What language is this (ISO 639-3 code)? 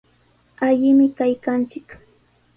qws